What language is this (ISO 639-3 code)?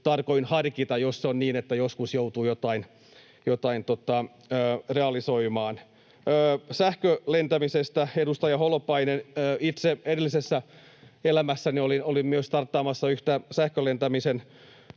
fin